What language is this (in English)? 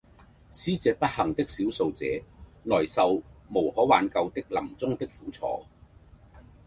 Cantonese